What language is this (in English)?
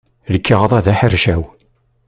Kabyle